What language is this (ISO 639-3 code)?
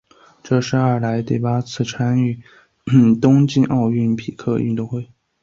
zho